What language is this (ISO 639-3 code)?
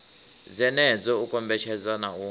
ven